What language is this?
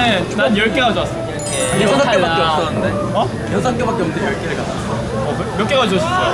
Korean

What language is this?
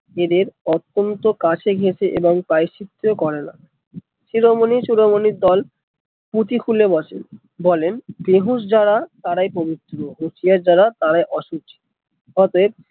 Bangla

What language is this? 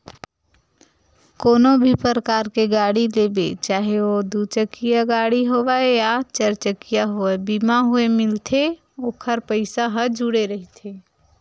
Chhattisgarhi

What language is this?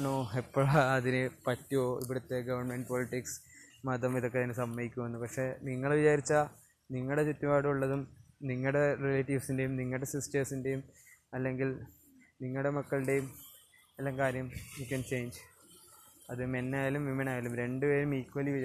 Malayalam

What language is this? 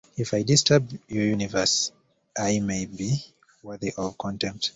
English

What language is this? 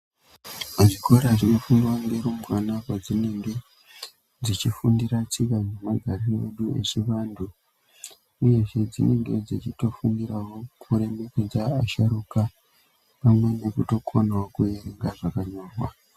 Ndau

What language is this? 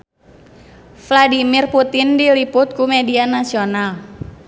Sundanese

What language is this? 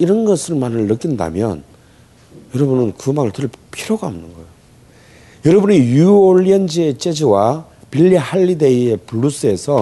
Korean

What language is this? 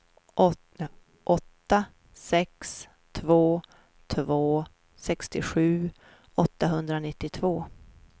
Swedish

